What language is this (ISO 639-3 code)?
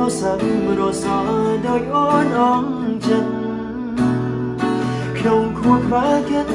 vie